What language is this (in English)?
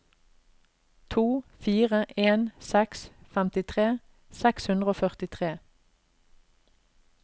Norwegian